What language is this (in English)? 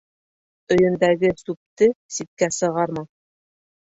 Bashkir